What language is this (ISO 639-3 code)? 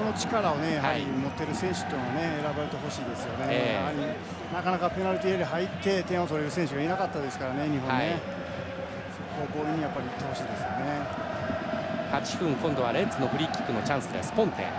jpn